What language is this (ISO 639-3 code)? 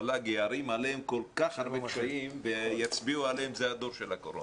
heb